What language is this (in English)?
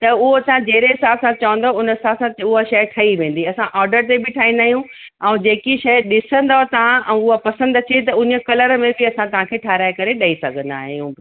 Sindhi